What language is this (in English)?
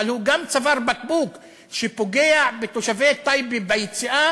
Hebrew